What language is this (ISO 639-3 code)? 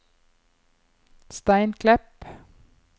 nor